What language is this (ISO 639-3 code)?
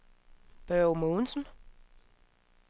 dan